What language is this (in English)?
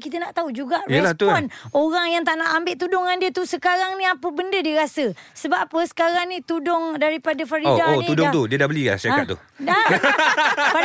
Malay